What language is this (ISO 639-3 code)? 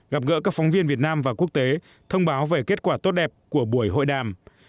vie